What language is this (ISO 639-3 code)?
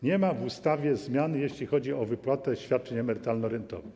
pol